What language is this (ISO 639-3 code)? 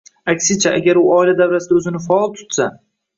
uzb